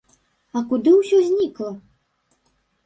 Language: Belarusian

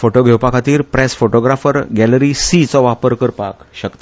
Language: Konkani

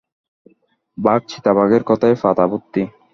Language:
Bangla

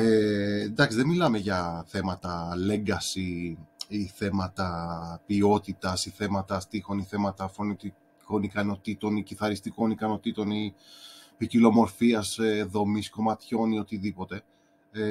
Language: Greek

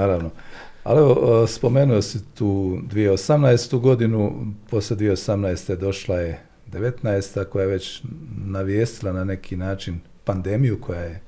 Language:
Croatian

